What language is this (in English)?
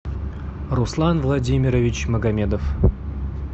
Russian